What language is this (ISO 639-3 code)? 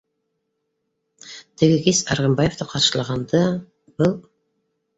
bak